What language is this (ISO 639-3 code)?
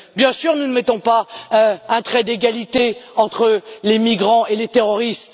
fra